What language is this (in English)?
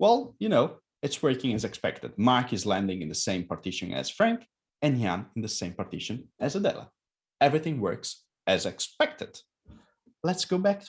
English